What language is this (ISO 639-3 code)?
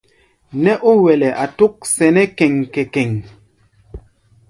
gba